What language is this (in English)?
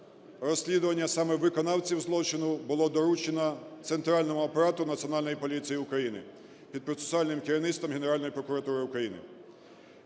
Ukrainian